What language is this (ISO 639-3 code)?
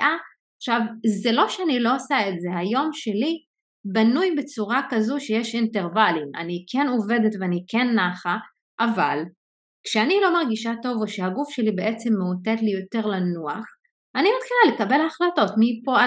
heb